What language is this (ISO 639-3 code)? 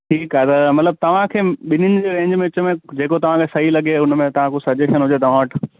snd